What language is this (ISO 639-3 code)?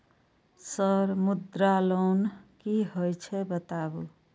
mai